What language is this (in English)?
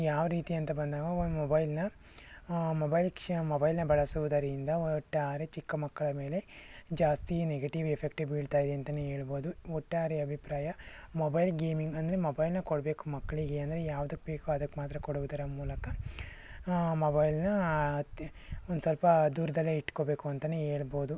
Kannada